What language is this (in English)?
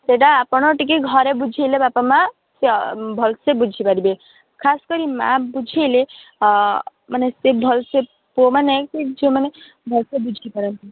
Odia